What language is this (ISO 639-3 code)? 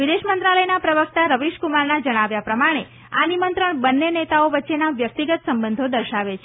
guj